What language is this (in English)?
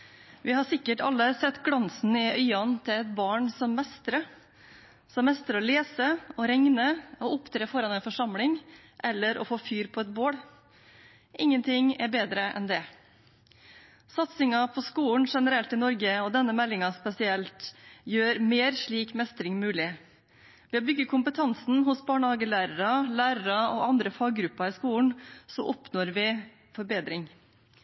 Norwegian Bokmål